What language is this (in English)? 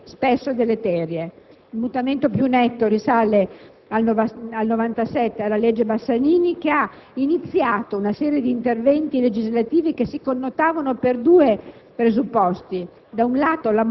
Italian